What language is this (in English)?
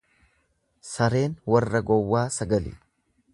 Oromo